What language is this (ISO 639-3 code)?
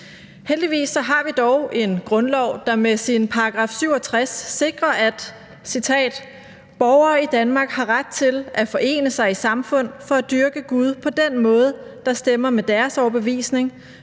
dan